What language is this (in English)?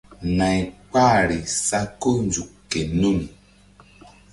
Mbum